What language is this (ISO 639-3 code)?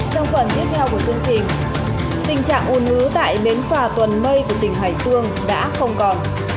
vie